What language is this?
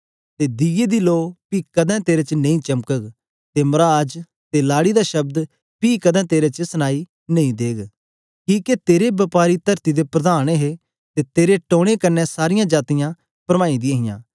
Dogri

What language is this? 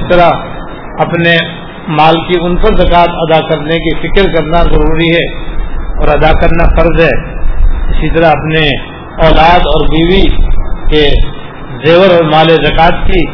Urdu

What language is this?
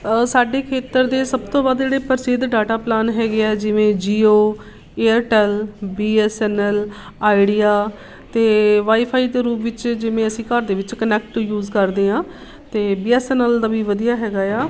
Punjabi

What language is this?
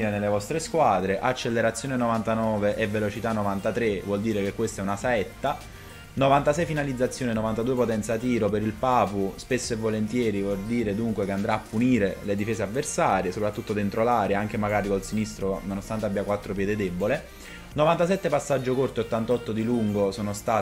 Italian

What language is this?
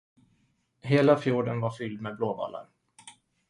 Swedish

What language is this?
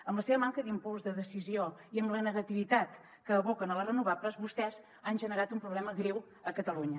Catalan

